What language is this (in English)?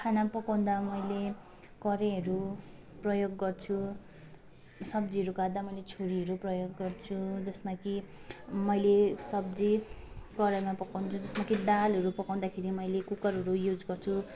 Nepali